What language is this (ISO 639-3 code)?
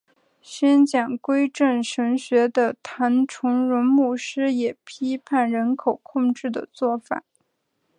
zho